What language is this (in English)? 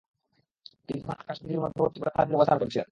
Bangla